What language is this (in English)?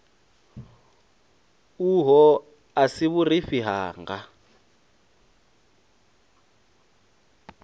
Venda